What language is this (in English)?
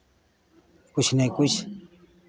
Maithili